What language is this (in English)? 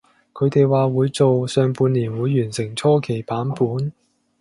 Cantonese